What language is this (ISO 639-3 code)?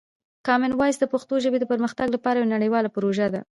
pus